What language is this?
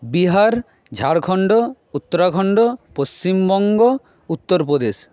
Bangla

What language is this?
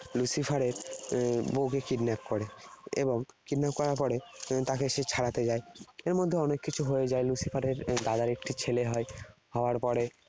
Bangla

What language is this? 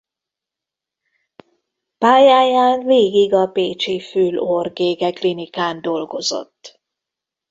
Hungarian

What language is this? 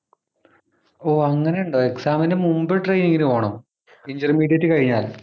Malayalam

